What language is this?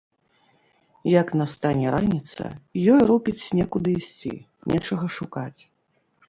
Belarusian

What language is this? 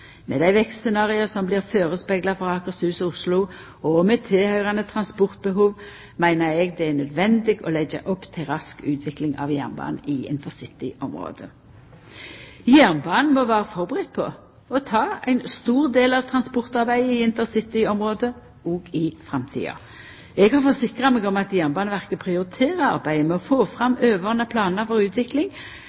Norwegian Nynorsk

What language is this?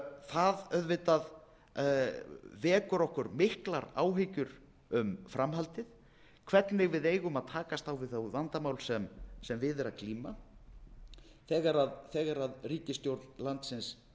Icelandic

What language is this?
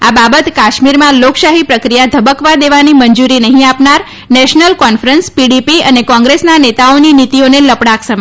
Gujarati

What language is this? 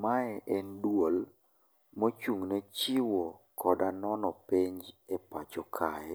Luo (Kenya and Tanzania)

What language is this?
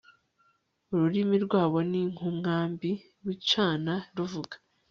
Kinyarwanda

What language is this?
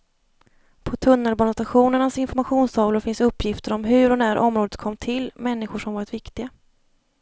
Swedish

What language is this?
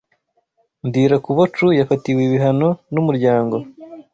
Kinyarwanda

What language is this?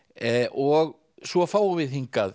Icelandic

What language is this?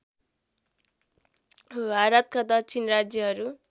Nepali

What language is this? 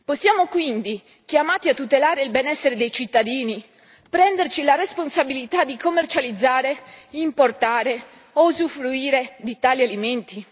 Italian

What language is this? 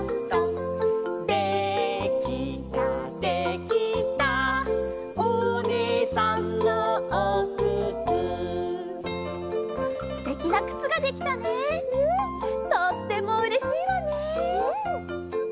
Japanese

